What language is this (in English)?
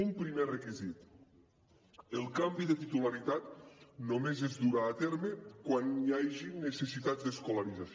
Catalan